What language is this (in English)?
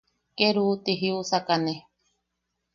Yaqui